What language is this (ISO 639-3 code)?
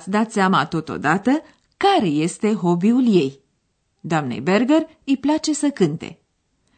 ron